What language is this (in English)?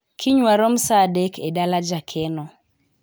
Luo (Kenya and Tanzania)